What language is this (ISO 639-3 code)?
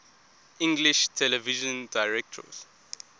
eng